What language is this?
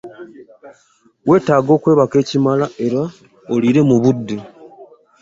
Ganda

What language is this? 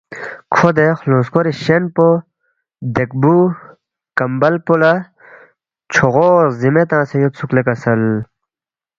Balti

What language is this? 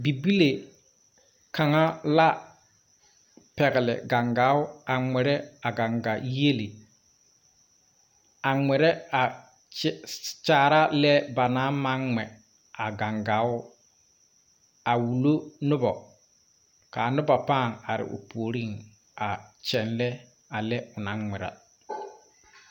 Southern Dagaare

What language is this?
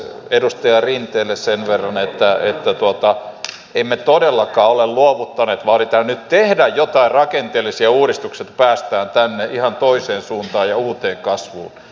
Finnish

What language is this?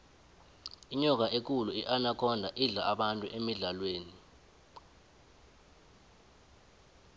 South Ndebele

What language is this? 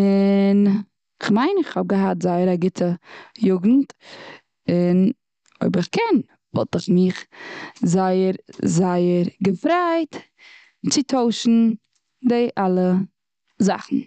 Yiddish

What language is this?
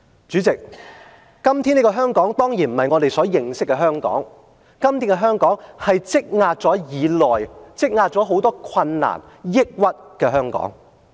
Cantonese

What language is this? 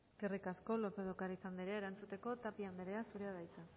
Basque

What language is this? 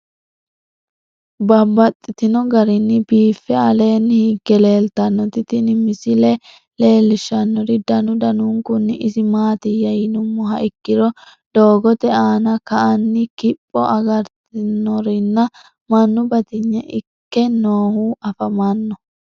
Sidamo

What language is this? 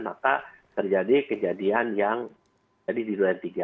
Indonesian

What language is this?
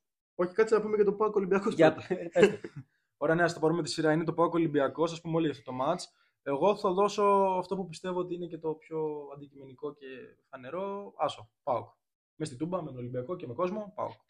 Greek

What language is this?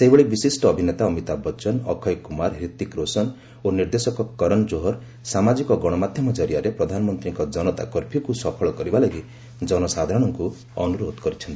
Odia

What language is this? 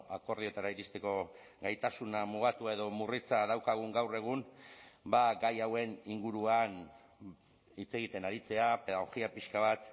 Basque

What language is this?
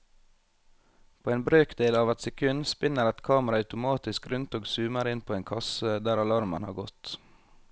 Norwegian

